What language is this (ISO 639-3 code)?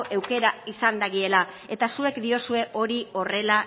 eus